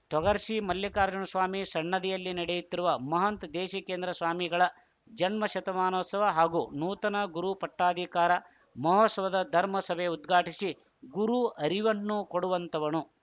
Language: Kannada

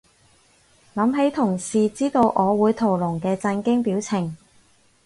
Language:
Cantonese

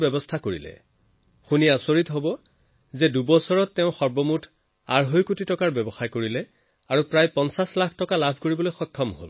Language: Assamese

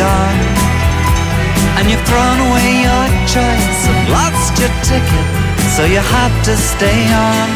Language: Greek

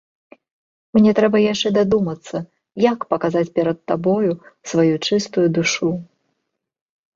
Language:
Belarusian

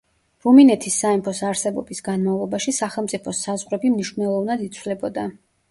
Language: Georgian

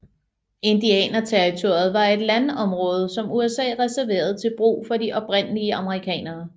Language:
Danish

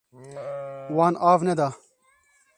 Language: Kurdish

